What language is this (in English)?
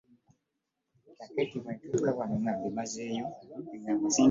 Ganda